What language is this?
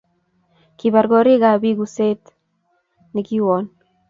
Kalenjin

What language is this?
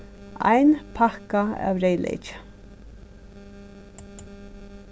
Faroese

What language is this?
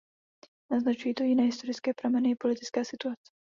Czech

